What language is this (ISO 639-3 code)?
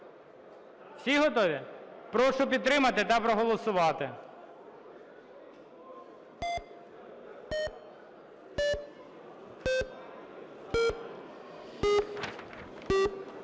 ukr